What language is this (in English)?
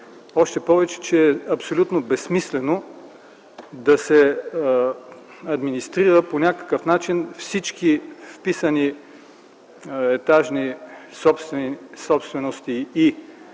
Bulgarian